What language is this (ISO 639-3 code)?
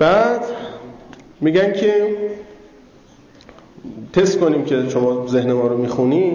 fas